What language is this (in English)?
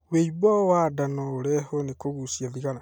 Kikuyu